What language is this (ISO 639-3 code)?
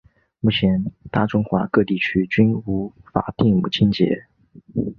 zho